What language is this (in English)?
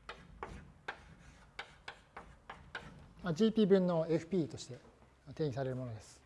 Japanese